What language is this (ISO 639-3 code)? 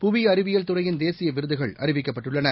tam